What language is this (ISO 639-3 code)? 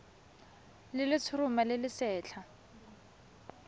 tsn